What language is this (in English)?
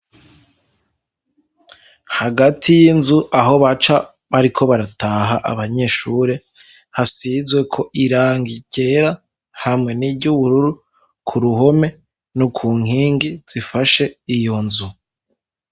Rundi